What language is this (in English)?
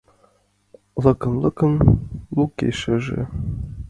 Mari